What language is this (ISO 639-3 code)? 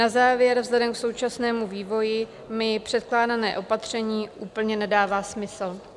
ces